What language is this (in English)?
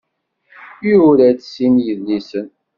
Kabyle